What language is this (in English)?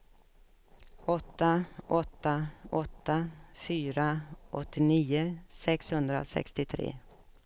Swedish